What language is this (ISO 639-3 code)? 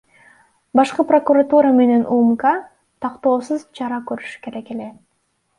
kir